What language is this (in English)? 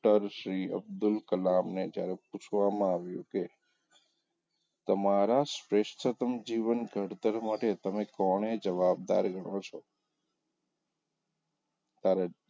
Gujarati